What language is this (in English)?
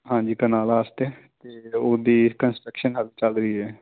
Punjabi